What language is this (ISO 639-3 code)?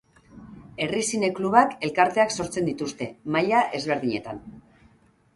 eus